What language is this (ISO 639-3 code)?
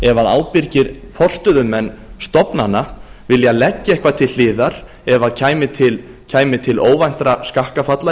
isl